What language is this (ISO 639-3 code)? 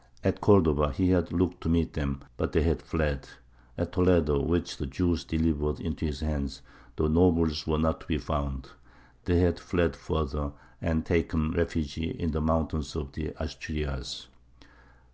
eng